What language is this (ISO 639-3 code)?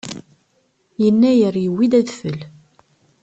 kab